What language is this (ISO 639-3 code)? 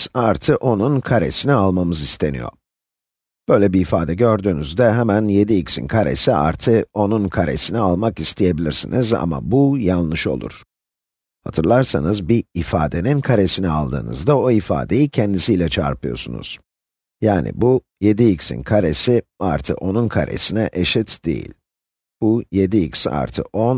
tur